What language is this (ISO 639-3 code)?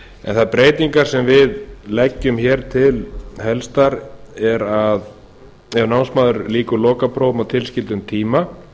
isl